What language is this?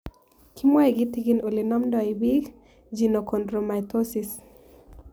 Kalenjin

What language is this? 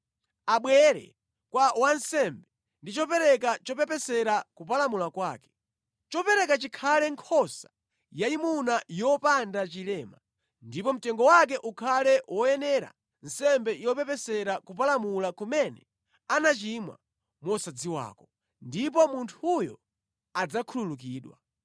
Nyanja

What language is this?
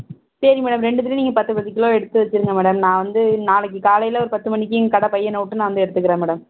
Tamil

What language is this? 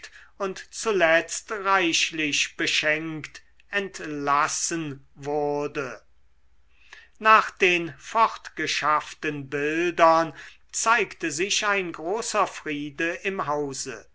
German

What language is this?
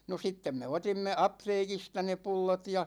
Finnish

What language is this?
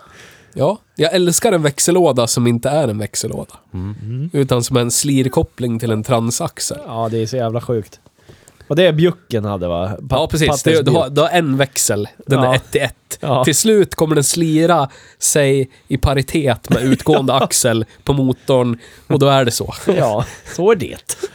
Swedish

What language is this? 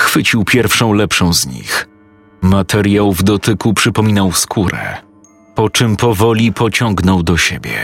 Polish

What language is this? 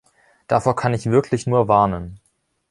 German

